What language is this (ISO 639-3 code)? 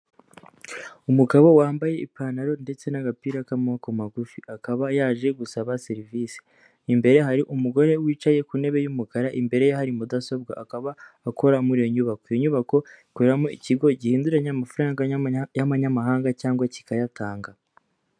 kin